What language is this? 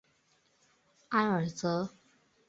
Chinese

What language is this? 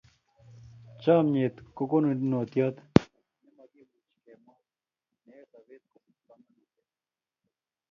Kalenjin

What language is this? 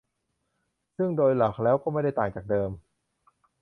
Thai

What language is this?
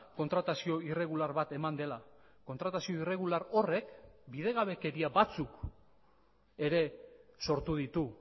Basque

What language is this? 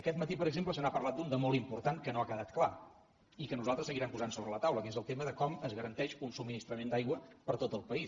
Catalan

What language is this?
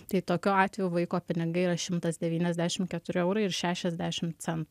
Lithuanian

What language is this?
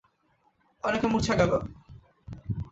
Bangla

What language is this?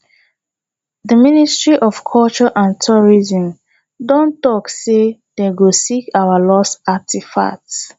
Nigerian Pidgin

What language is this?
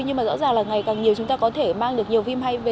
Vietnamese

